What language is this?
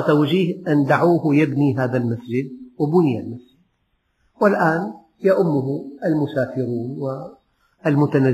Arabic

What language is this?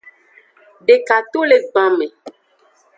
Aja (Benin)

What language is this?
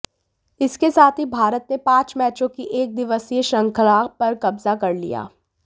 Hindi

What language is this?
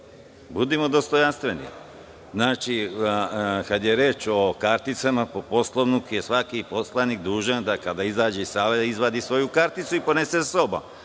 Serbian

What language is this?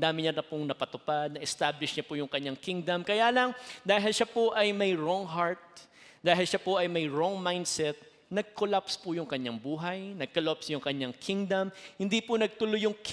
Filipino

